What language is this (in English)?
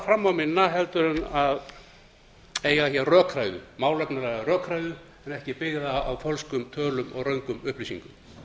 Icelandic